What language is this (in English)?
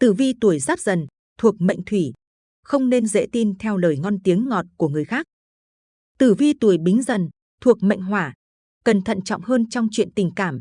Vietnamese